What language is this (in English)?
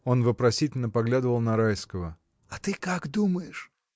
Russian